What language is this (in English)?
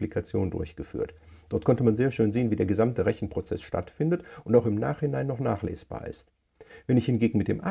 German